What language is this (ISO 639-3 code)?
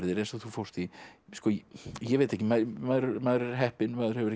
isl